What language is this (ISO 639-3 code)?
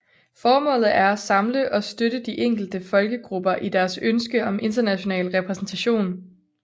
dan